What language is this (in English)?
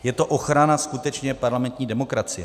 Czech